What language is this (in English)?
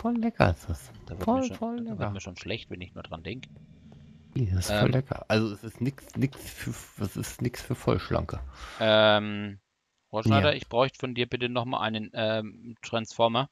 German